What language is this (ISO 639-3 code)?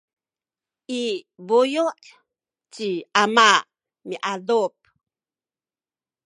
szy